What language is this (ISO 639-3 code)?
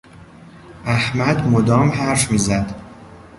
fas